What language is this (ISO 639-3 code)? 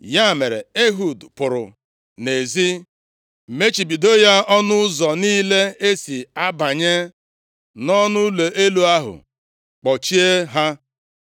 ibo